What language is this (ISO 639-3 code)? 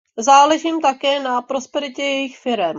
ces